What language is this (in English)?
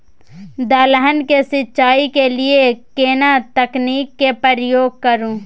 Maithili